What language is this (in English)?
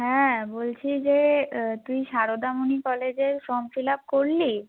Bangla